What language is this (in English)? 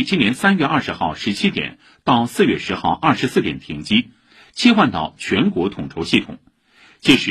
Chinese